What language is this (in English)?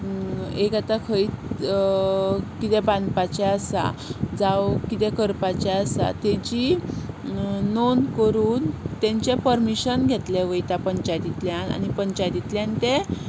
Konkani